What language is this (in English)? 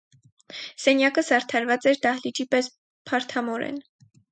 Armenian